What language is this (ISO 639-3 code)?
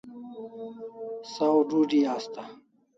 kls